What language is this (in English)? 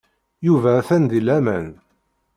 Kabyle